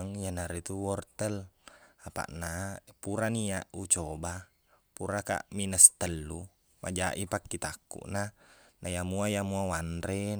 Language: Buginese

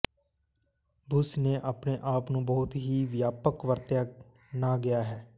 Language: Punjabi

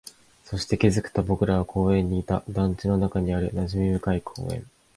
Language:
Japanese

